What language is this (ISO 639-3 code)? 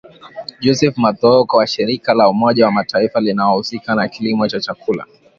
swa